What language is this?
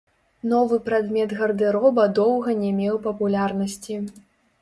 Belarusian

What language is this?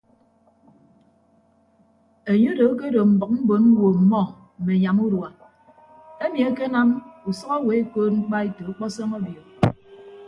Ibibio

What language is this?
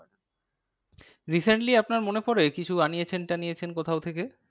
Bangla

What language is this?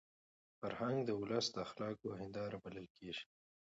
Pashto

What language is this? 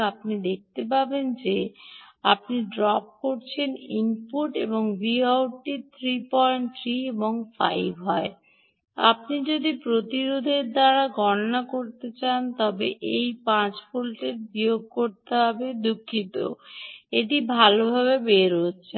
Bangla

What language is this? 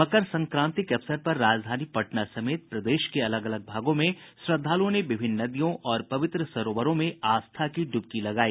Hindi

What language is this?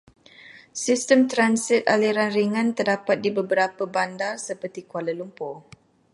Malay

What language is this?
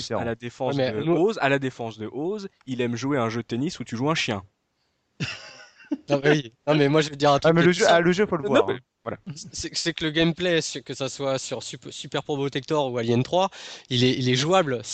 French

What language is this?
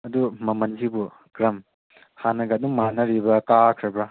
Manipuri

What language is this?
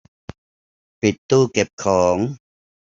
Thai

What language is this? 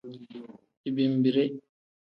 Tem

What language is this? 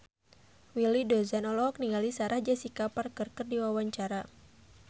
Sundanese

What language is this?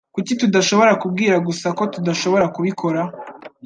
Kinyarwanda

